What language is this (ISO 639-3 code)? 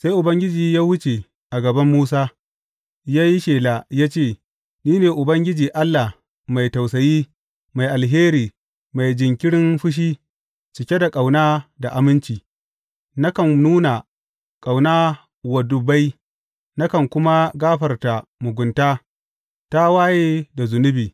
hau